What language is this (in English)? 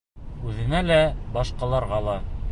Bashkir